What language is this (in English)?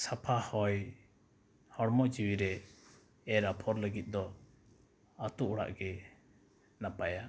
Santali